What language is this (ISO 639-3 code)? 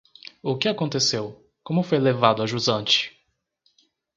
por